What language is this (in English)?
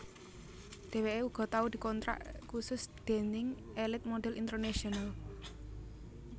Javanese